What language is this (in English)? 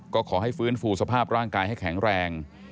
Thai